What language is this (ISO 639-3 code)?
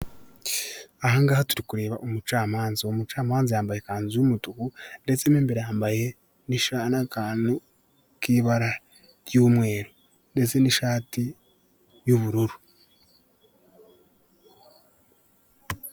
kin